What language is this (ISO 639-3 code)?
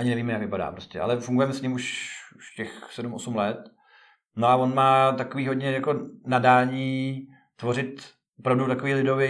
ces